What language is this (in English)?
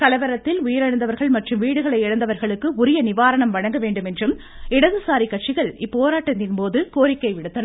Tamil